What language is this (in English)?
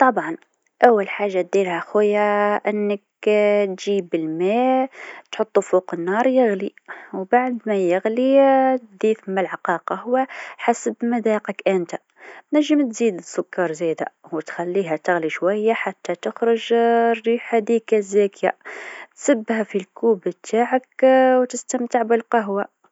Tunisian Arabic